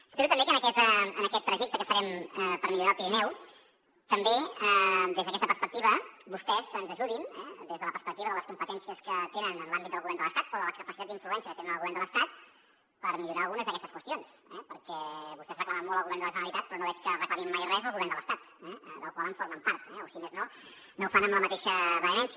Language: Catalan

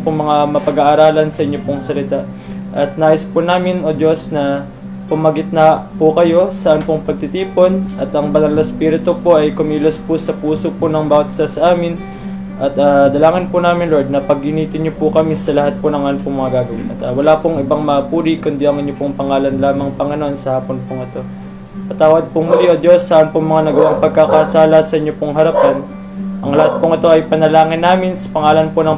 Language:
Filipino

